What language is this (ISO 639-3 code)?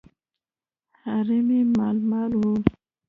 pus